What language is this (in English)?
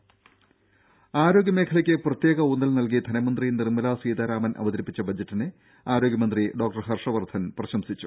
Malayalam